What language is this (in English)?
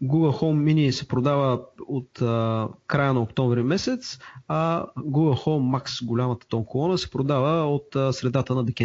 Bulgarian